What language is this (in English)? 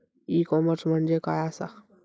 Marathi